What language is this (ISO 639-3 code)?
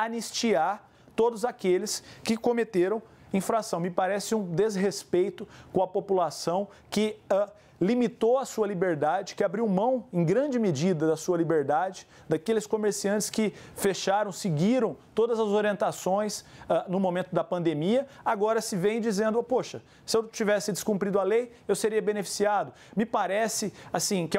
por